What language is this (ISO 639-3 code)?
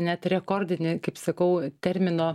lit